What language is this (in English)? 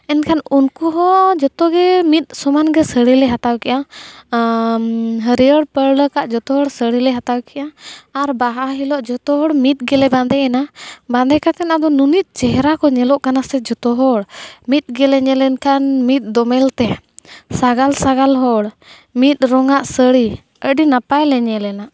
Santali